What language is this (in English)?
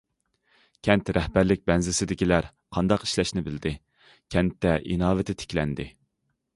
Uyghur